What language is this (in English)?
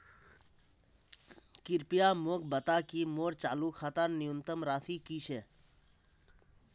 Magahi